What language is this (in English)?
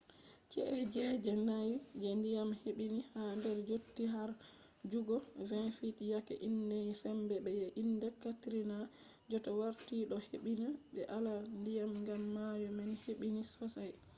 Fula